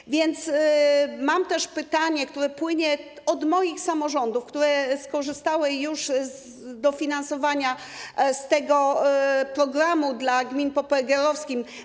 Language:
Polish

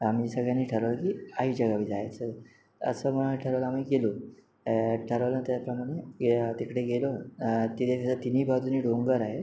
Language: Marathi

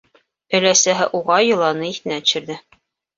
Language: Bashkir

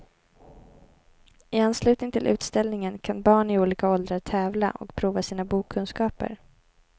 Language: Swedish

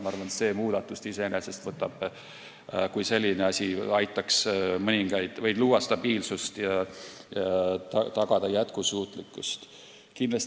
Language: Estonian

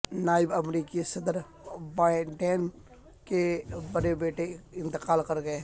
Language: Urdu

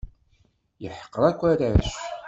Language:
Kabyle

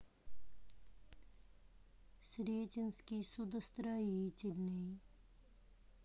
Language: Russian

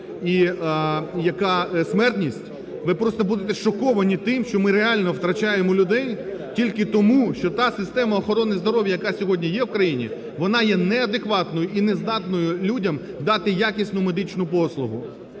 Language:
Ukrainian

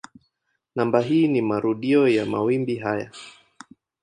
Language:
Swahili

